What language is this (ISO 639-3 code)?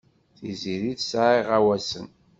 kab